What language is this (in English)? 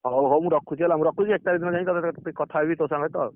Odia